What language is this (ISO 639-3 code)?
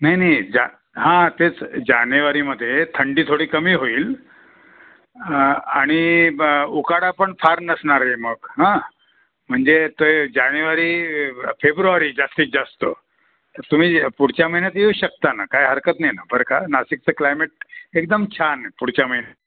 mar